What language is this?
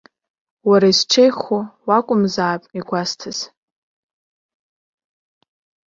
Abkhazian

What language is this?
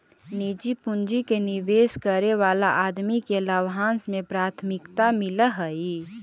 Magahi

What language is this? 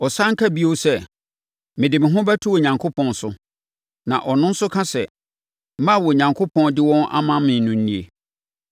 Akan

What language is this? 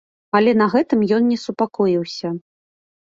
Belarusian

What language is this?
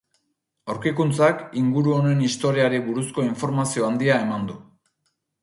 Basque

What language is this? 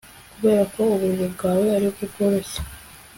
Kinyarwanda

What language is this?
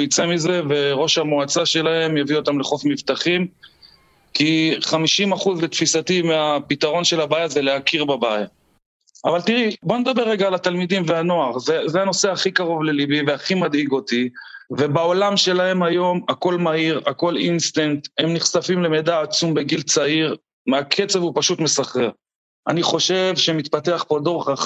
Hebrew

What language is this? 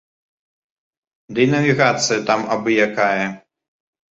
Belarusian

